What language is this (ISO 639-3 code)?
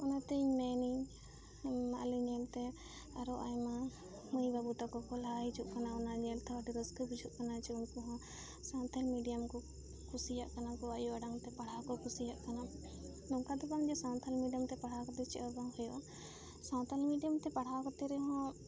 sat